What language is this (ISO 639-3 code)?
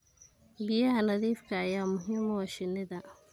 som